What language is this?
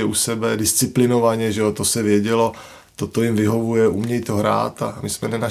Czech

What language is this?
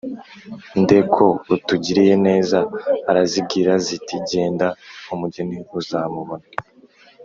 Kinyarwanda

